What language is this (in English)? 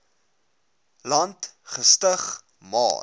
Afrikaans